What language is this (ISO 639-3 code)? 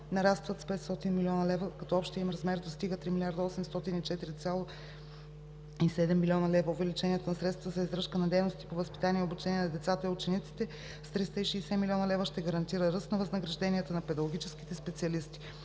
bul